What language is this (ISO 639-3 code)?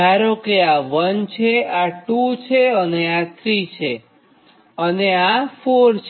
guj